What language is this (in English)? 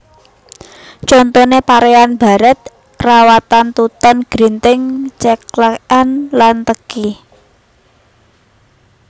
Javanese